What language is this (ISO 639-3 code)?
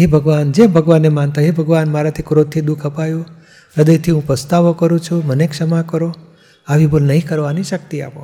guj